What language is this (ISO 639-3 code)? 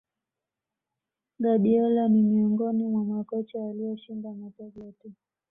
swa